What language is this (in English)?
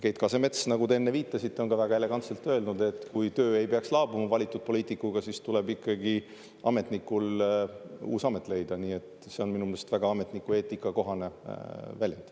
Estonian